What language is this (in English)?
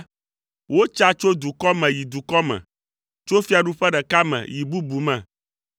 Ewe